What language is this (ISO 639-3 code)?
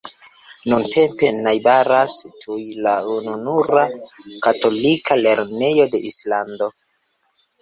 epo